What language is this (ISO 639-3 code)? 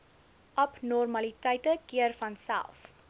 afr